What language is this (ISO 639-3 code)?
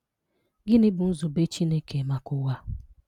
ibo